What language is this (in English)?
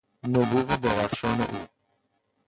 Persian